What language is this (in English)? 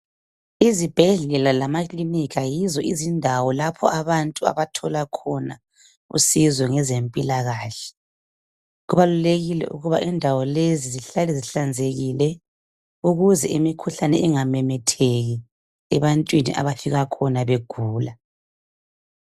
North Ndebele